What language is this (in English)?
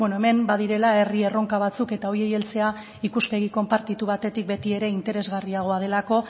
Basque